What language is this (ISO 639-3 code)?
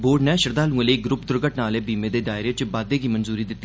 doi